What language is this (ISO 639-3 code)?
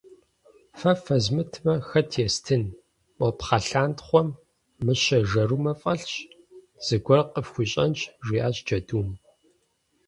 kbd